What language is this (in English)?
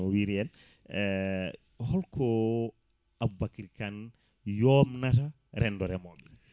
Fula